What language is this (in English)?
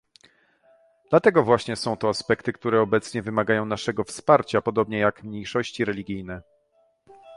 Polish